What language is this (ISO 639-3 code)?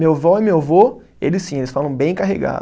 por